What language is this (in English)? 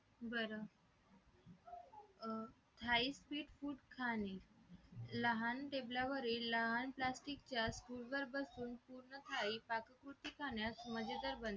Marathi